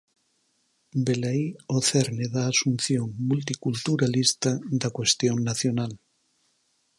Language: Galician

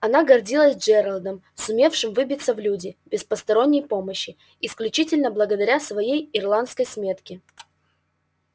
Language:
Russian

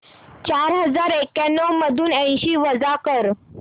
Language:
Marathi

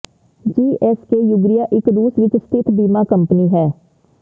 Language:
Punjabi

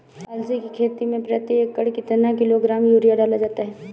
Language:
Hindi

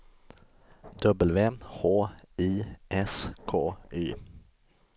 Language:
Swedish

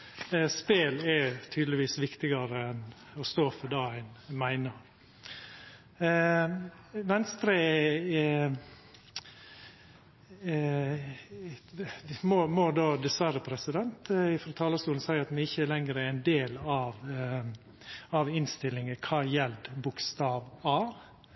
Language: Norwegian Nynorsk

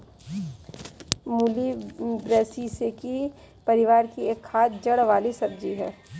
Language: Hindi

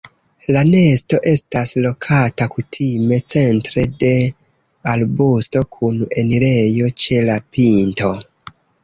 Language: Esperanto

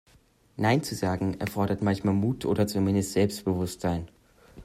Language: German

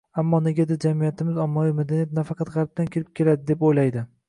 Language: Uzbek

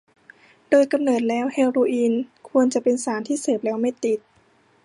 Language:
Thai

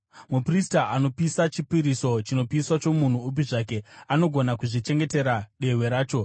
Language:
Shona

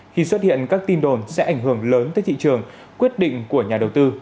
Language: Vietnamese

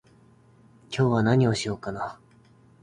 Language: Japanese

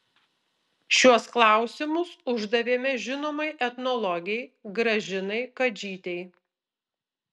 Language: Lithuanian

